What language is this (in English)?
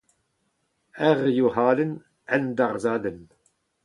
Breton